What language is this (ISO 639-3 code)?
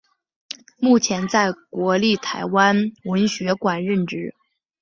zho